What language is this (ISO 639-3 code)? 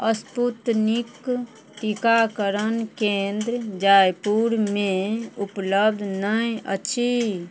mai